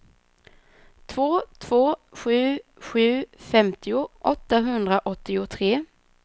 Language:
Swedish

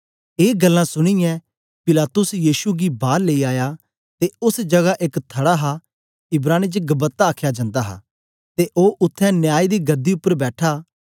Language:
Dogri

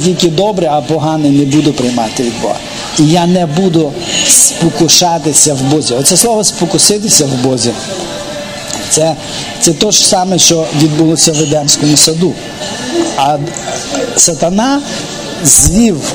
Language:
Ukrainian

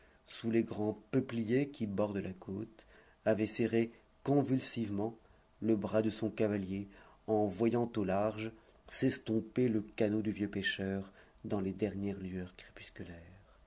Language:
French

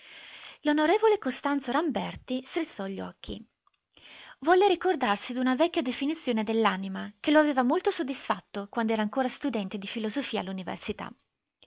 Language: Italian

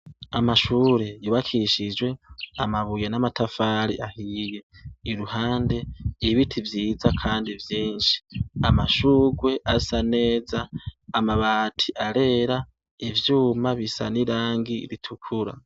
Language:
Rundi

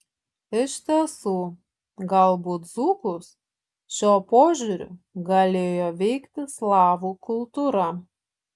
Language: Lithuanian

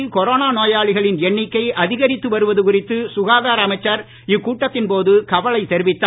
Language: Tamil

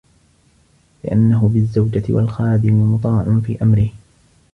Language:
Arabic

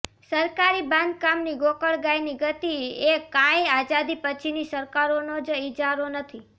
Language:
Gujarati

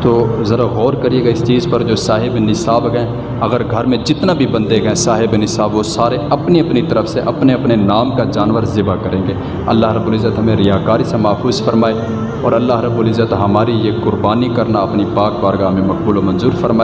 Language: Urdu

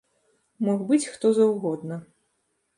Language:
Belarusian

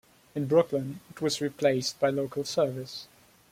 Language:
English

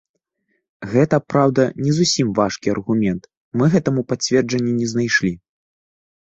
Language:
Belarusian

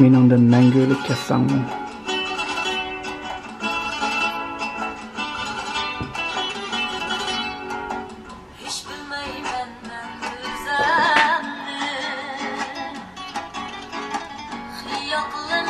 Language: Turkish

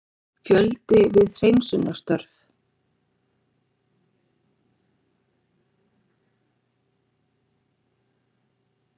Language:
Icelandic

